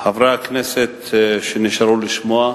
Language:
Hebrew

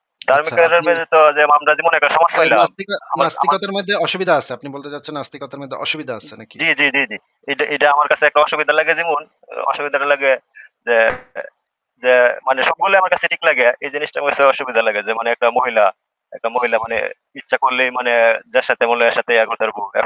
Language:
Bangla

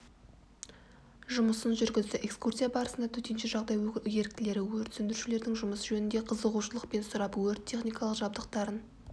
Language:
Kazakh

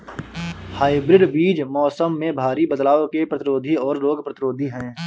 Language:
Hindi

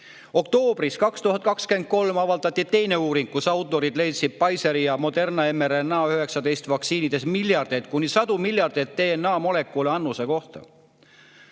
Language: Estonian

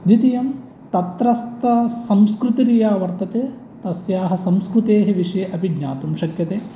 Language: Sanskrit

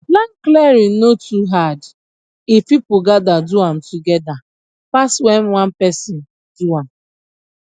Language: Nigerian Pidgin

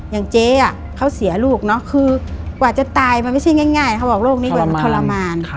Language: Thai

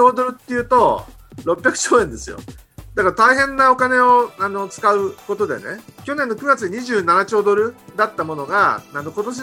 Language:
Japanese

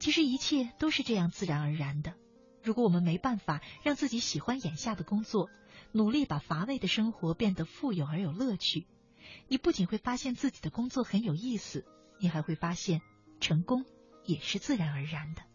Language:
Chinese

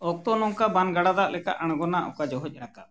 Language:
Santali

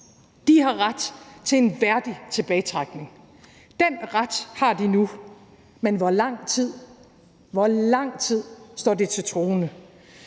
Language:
Danish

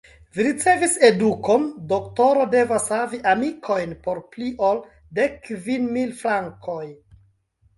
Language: Esperanto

